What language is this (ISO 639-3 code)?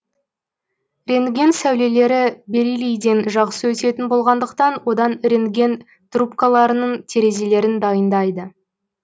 kaz